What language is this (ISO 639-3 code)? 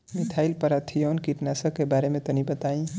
bho